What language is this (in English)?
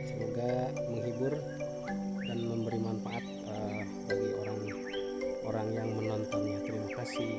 Indonesian